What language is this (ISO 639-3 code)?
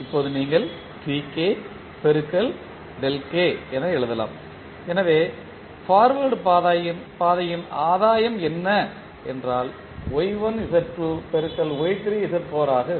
tam